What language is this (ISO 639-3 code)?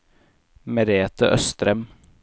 nor